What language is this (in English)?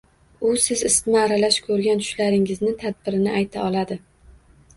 Uzbek